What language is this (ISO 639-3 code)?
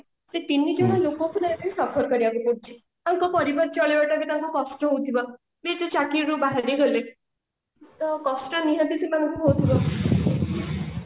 ori